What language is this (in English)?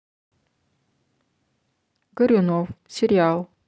Russian